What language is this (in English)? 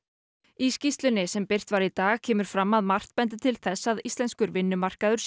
Icelandic